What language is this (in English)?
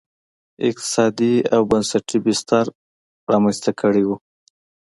Pashto